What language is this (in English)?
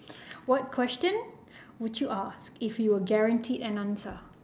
English